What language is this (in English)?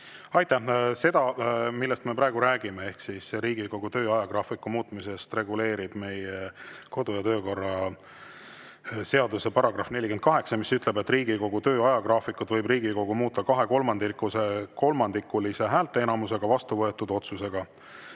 Estonian